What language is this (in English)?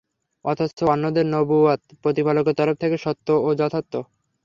Bangla